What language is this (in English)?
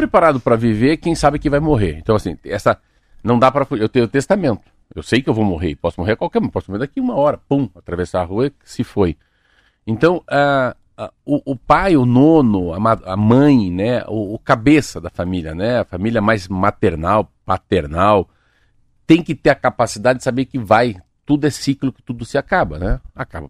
Portuguese